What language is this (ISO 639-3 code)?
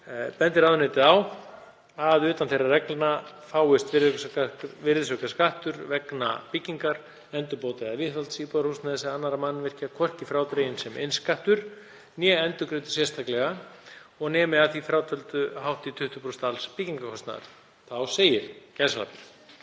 isl